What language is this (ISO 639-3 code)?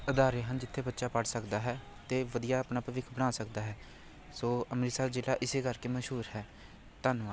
pan